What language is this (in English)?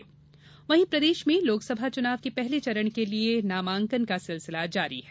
Hindi